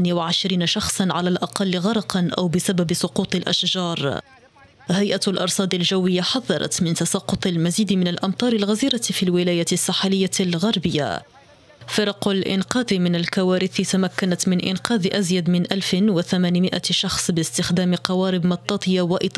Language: Arabic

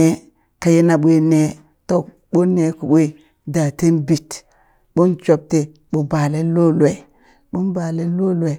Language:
Burak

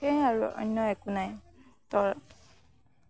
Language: Assamese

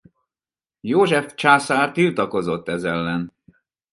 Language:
Hungarian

